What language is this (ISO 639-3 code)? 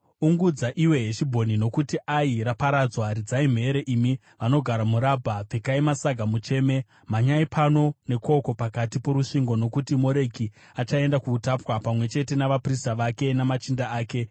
sna